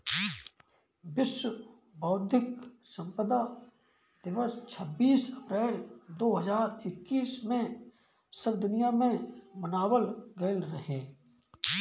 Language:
Bhojpuri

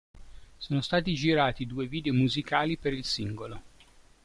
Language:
Italian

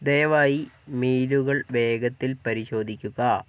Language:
Malayalam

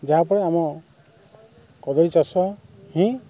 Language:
Odia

